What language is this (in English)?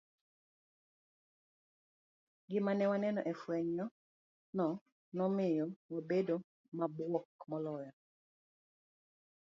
Luo (Kenya and Tanzania)